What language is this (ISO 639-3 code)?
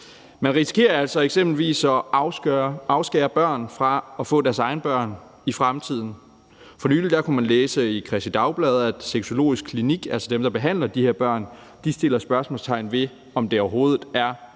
dan